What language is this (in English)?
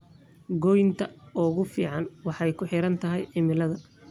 Somali